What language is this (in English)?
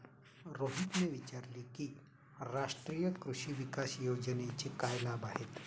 Marathi